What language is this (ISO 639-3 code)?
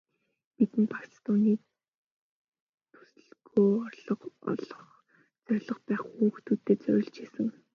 mon